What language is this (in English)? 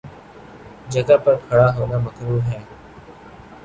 Urdu